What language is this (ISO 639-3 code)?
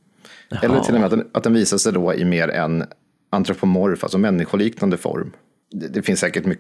swe